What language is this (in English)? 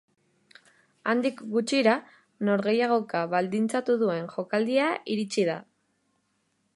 Basque